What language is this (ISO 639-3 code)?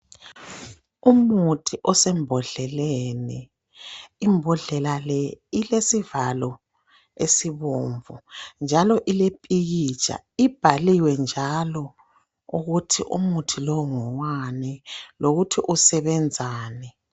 nde